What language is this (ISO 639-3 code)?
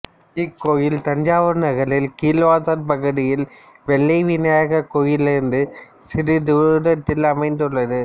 tam